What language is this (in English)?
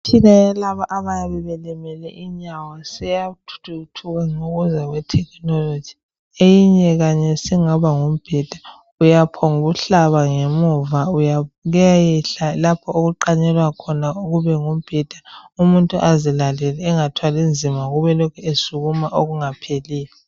North Ndebele